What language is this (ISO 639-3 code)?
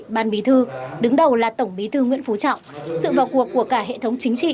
vie